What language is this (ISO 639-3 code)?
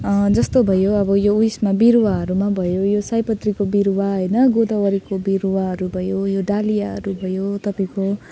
nep